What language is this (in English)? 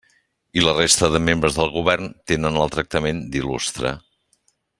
Catalan